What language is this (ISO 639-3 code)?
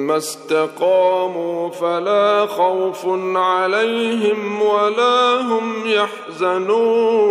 ara